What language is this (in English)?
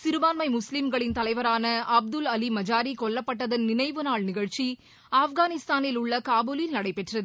Tamil